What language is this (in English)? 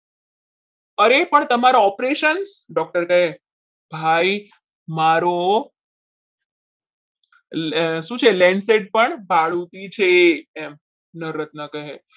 Gujarati